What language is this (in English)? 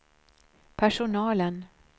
Swedish